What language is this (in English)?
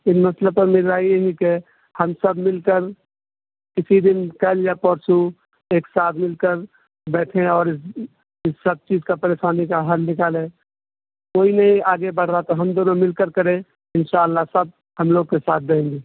Urdu